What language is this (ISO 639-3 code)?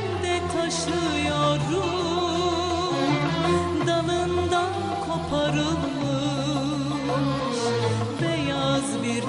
tur